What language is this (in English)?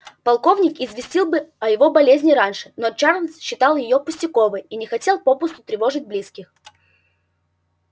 Russian